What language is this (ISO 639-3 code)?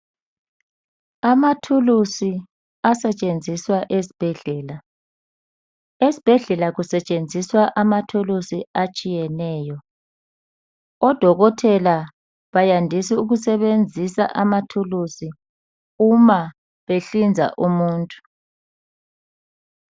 nde